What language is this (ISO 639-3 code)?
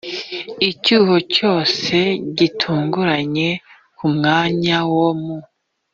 kin